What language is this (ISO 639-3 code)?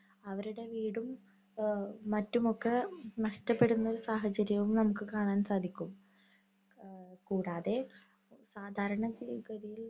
mal